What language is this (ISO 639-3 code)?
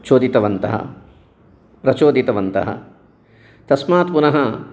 san